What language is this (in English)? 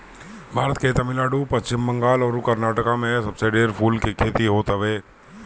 Bhojpuri